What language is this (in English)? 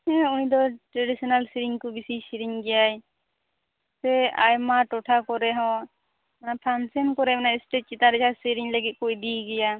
Santali